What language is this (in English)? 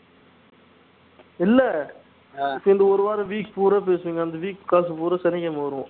Tamil